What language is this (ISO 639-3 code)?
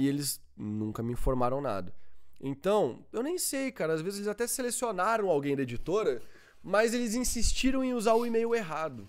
por